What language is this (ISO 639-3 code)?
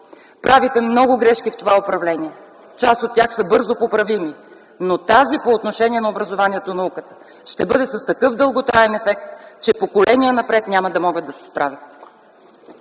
bul